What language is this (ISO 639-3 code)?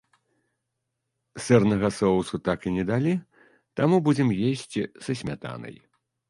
bel